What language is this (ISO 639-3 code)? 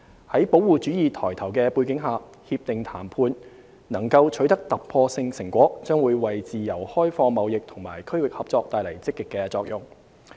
yue